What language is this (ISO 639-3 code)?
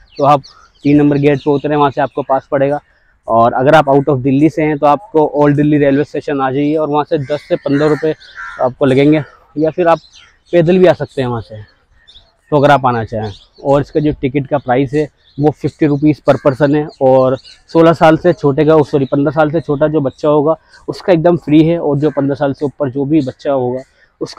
hin